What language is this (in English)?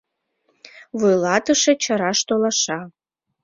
Mari